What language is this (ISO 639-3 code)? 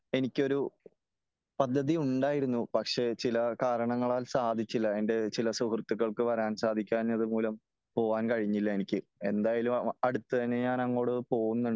mal